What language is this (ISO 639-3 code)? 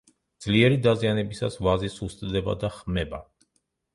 kat